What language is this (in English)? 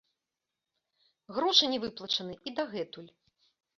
Belarusian